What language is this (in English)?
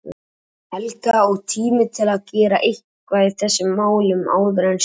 Icelandic